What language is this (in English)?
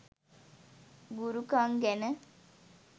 Sinhala